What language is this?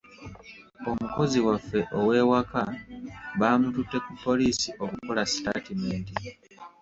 Ganda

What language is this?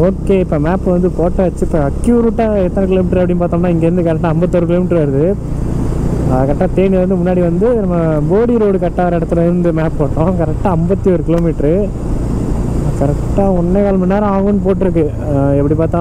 Arabic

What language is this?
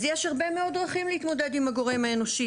Hebrew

